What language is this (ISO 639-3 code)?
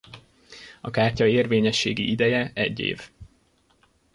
hun